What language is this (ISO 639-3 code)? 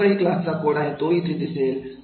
mar